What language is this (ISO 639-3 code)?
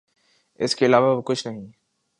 urd